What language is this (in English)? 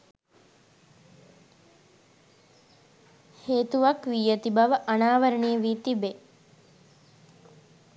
Sinhala